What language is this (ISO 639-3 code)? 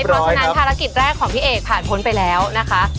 tha